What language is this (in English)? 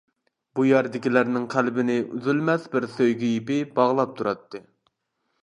Uyghur